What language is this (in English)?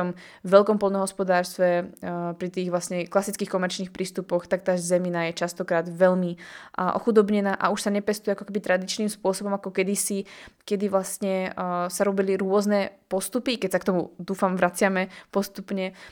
Slovak